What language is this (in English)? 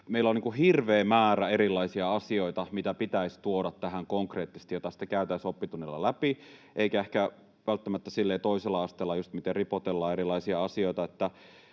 Finnish